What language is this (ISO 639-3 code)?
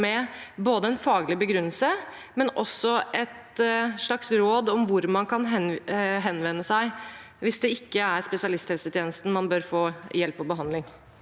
nor